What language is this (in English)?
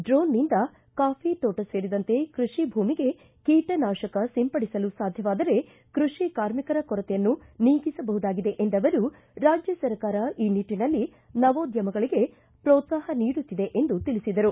Kannada